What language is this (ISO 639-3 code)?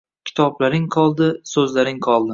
uzb